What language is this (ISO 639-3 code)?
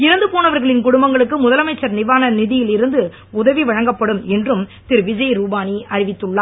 tam